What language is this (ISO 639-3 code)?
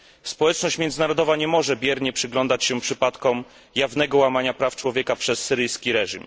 pol